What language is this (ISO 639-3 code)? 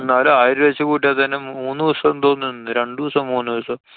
mal